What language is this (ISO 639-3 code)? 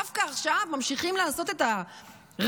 heb